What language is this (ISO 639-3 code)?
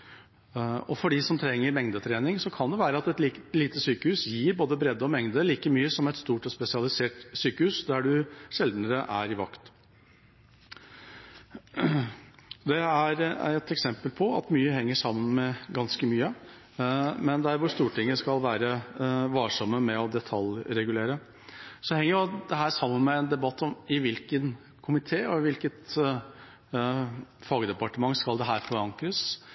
nob